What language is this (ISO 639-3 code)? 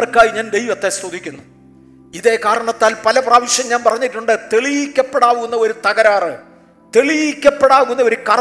mal